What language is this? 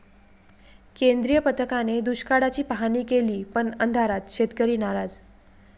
Marathi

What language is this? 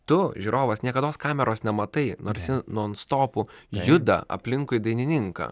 Lithuanian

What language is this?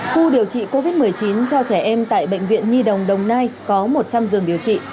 Vietnamese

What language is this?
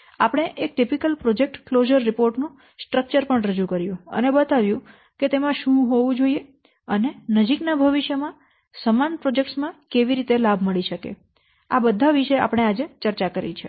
Gujarati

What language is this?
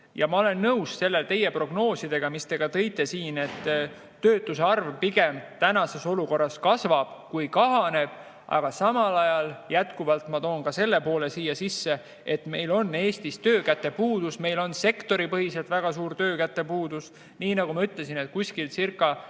Estonian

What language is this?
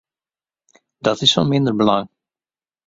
Western Frisian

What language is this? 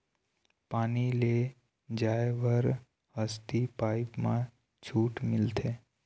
Chhattisgarhi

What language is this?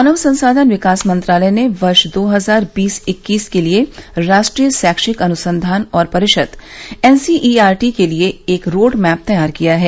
Hindi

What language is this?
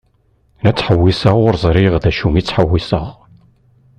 Kabyle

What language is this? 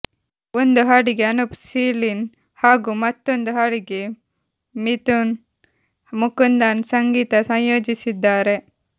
Kannada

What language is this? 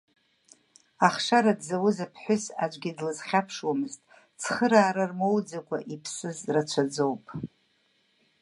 Abkhazian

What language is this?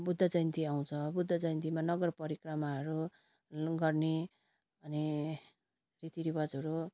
Nepali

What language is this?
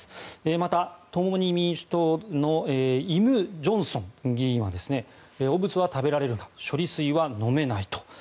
Japanese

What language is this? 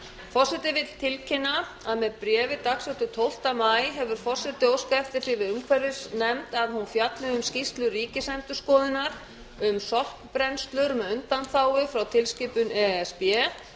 Icelandic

